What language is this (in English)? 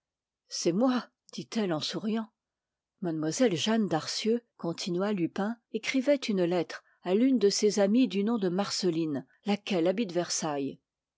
French